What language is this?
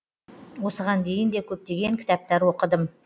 Kazakh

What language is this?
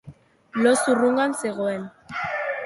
Basque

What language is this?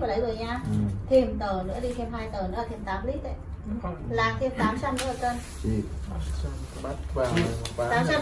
Vietnamese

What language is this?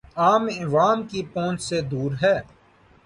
Urdu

